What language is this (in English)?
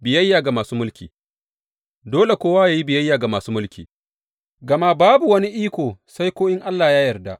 Hausa